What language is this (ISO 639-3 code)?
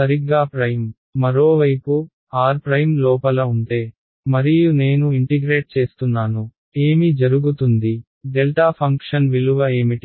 tel